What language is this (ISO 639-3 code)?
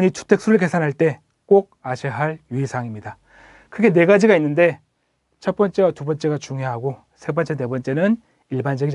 kor